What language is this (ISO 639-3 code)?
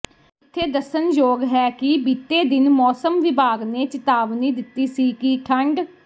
pan